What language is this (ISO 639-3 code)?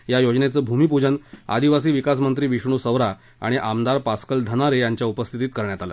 mar